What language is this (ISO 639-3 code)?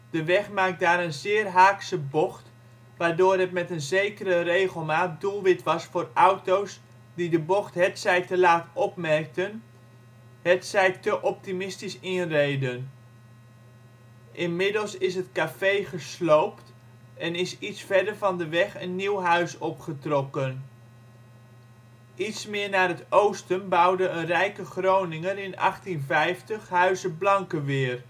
nld